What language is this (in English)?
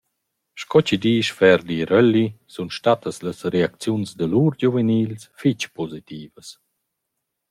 Romansh